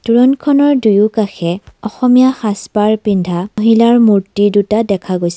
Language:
Assamese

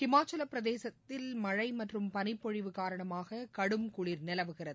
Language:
Tamil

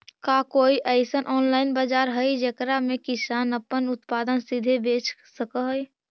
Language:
Magahi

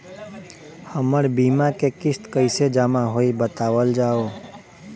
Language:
Bhojpuri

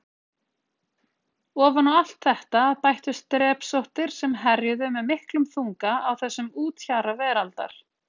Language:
Icelandic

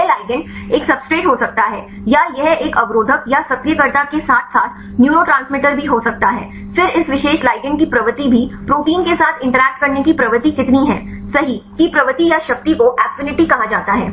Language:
Hindi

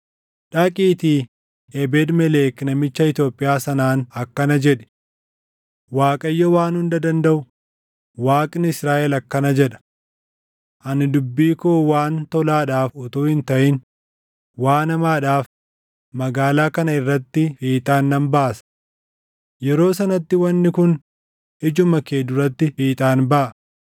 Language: Oromo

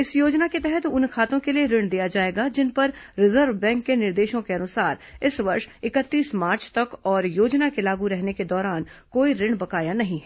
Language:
Hindi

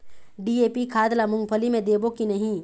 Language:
Chhattisgarhi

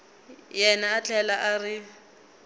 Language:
Tsonga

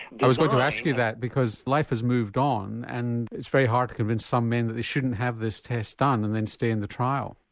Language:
English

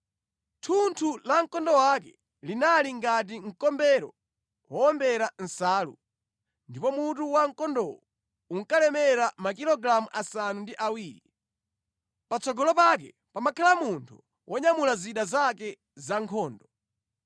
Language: Nyanja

